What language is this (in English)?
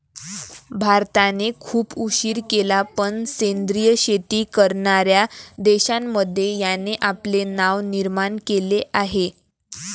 Marathi